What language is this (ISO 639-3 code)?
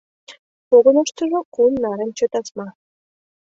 chm